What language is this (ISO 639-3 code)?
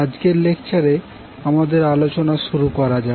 ben